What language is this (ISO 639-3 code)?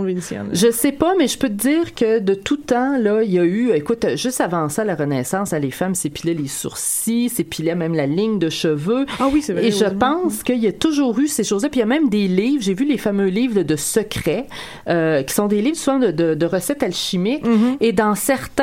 fra